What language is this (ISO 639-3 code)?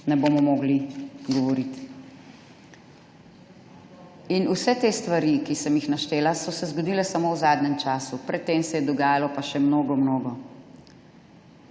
slv